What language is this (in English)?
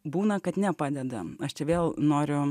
Lithuanian